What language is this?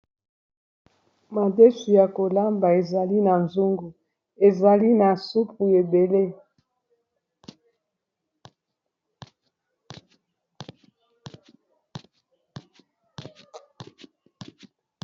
Lingala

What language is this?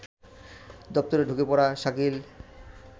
Bangla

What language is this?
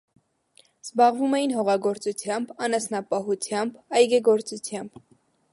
Armenian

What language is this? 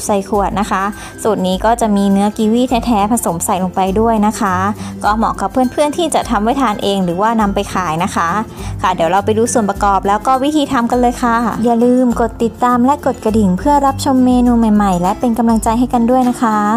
Thai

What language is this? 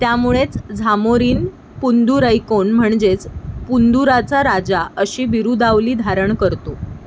Marathi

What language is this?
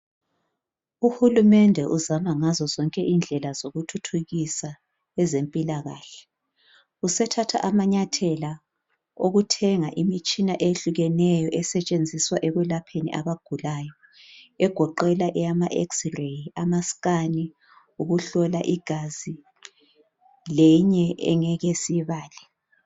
North Ndebele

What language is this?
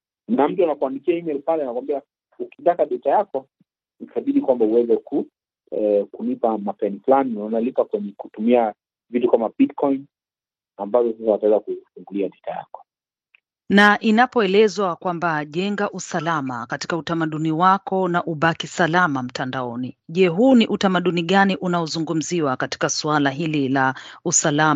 Swahili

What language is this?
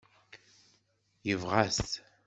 Kabyle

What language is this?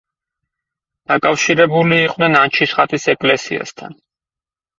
Georgian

